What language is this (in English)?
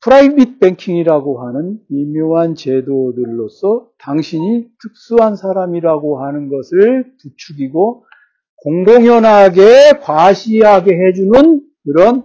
Korean